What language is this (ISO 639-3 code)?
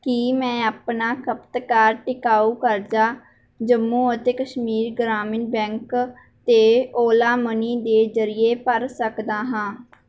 pan